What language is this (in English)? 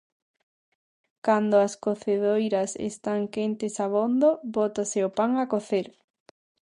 Galician